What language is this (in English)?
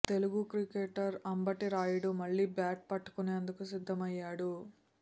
Telugu